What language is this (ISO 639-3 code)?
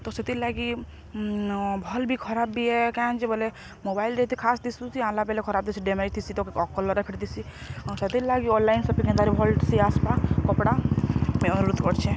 ori